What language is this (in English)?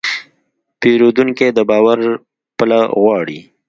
Pashto